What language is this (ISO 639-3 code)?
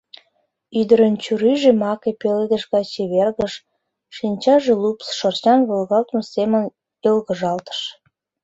chm